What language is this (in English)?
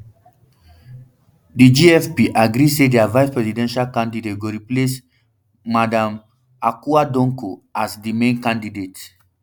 Nigerian Pidgin